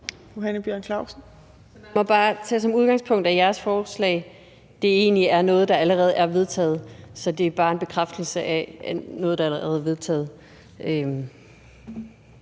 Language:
Danish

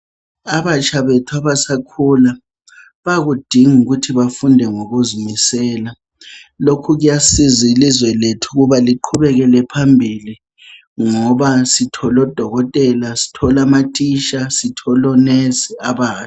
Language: North Ndebele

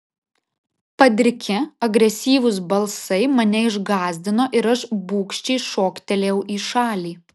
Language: Lithuanian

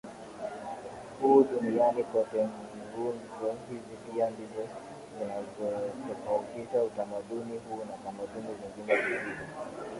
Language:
Swahili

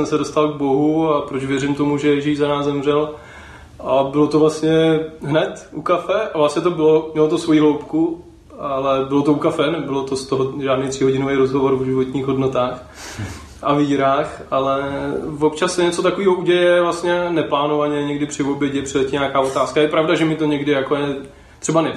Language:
Czech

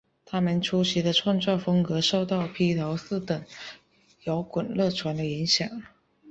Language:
Chinese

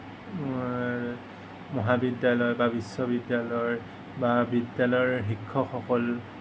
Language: Assamese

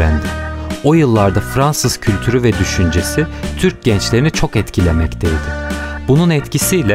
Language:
Turkish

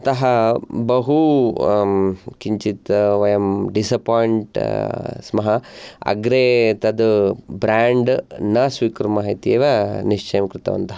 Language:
Sanskrit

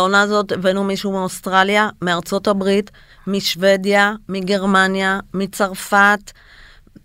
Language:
Hebrew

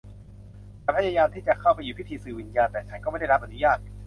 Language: Thai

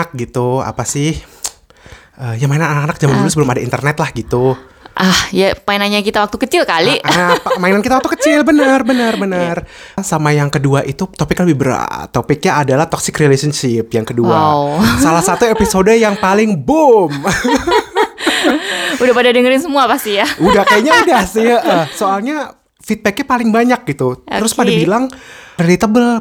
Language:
Indonesian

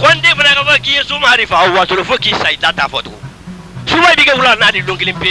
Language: French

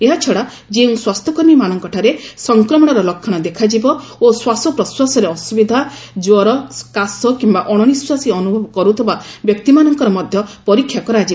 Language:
Odia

